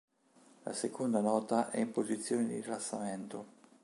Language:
Italian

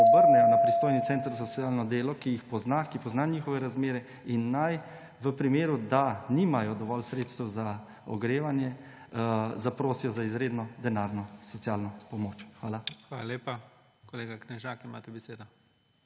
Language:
Slovenian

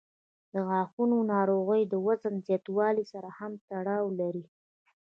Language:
Pashto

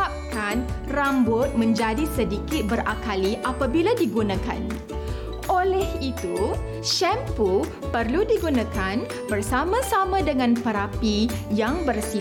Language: Malay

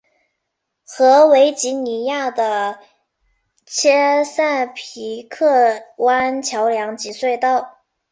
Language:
Chinese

